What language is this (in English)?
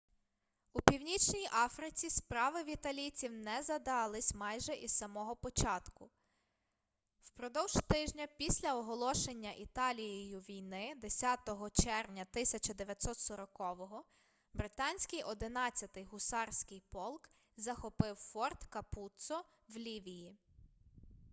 Ukrainian